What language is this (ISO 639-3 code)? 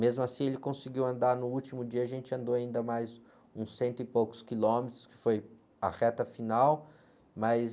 por